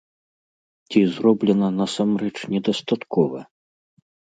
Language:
Belarusian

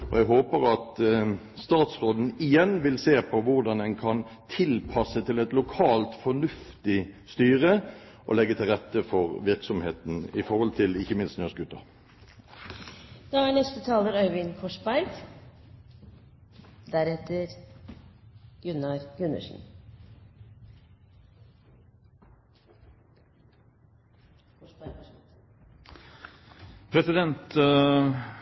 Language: Norwegian Bokmål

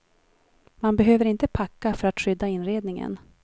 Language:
Swedish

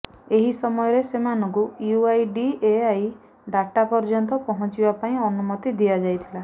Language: Odia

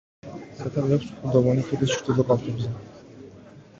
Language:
Georgian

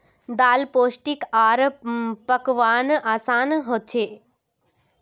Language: Magahi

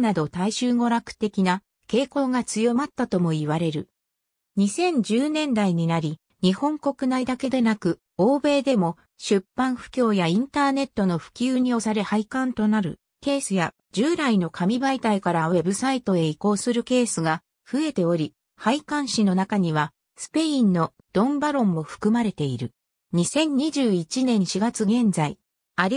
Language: Japanese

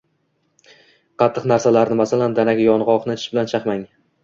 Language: Uzbek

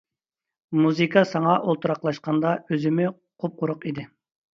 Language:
Uyghur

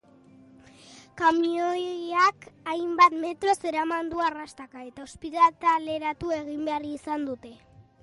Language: Basque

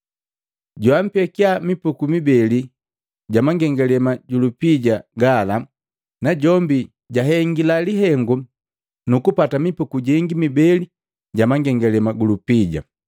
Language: Matengo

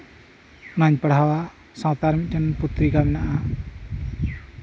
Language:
Santali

